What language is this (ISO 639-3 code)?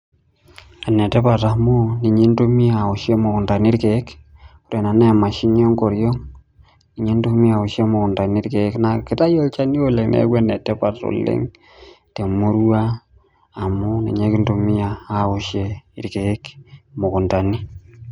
mas